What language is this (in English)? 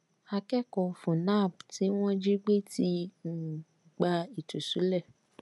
Yoruba